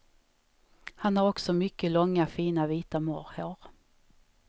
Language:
Swedish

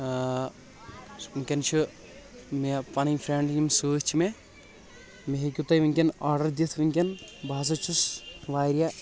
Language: Kashmiri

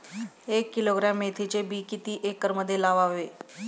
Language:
Marathi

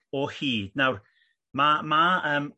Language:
Welsh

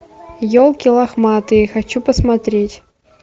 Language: Russian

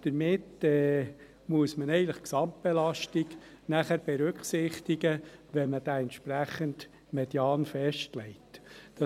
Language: Swiss German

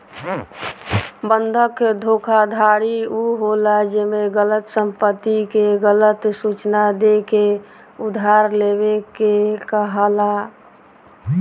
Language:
Bhojpuri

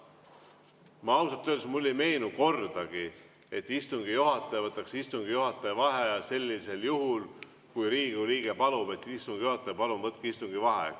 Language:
Estonian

